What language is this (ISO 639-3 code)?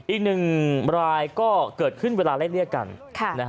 tha